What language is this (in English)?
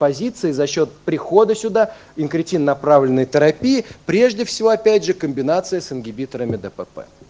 Russian